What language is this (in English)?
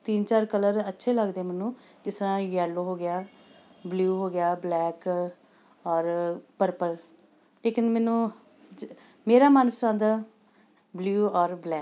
Punjabi